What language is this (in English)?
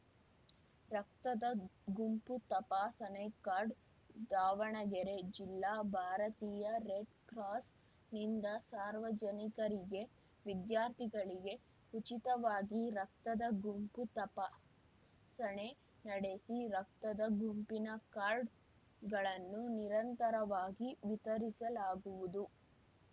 Kannada